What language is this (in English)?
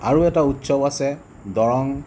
Assamese